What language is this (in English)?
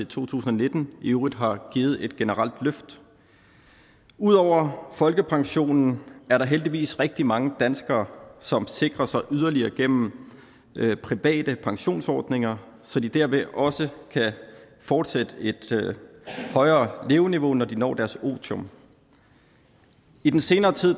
Danish